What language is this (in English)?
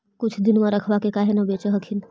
Magahi